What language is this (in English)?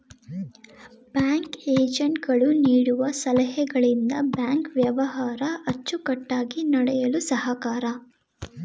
Kannada